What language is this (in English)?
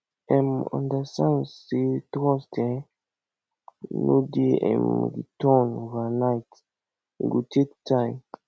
Nigerian Pidgin